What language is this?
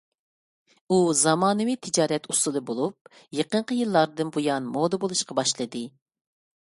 Uyghur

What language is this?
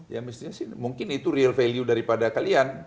Indonesian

